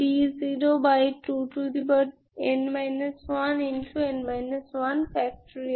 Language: Bangla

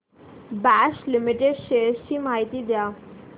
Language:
Marathi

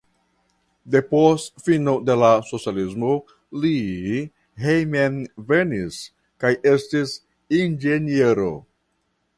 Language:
Esperanto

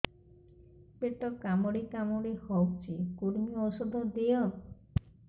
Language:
Odia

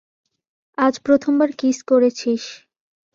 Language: Bangla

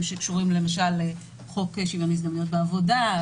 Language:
Hebrew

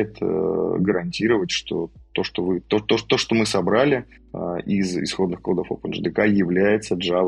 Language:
Russian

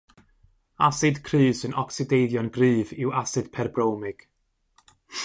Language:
Welsh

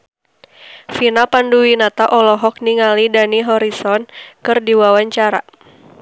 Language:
Sundanese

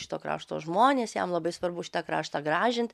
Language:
Lithuanian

